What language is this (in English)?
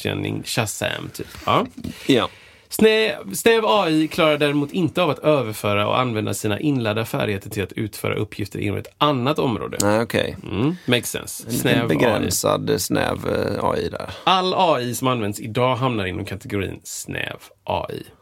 Swedish